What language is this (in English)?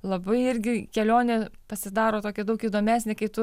Lithuanian